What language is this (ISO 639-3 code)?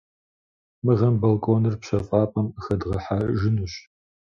kbd